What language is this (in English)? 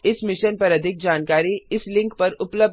Hindi